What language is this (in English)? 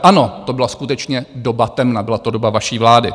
Czech